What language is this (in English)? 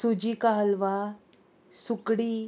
Konkani